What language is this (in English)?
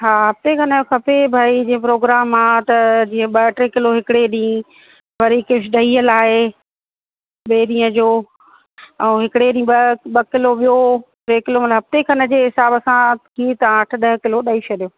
Sindhi